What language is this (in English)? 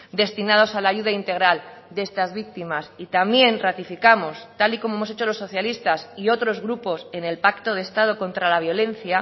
Spanish